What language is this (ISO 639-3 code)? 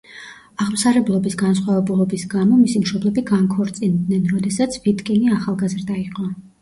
kat